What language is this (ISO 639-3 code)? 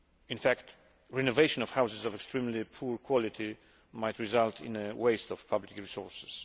eng